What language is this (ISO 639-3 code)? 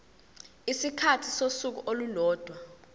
zul